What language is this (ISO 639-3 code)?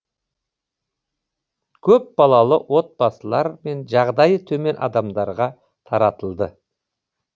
kaz